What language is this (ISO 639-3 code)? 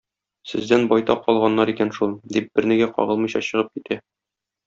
tat